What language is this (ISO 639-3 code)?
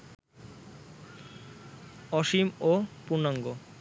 ben